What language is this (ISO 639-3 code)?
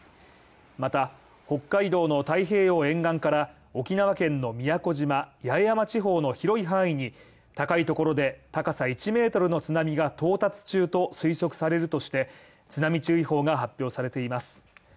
jpn